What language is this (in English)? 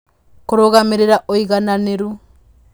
Kikuyu